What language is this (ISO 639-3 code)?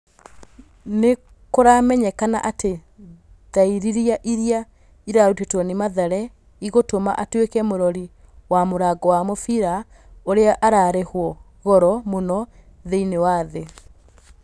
kik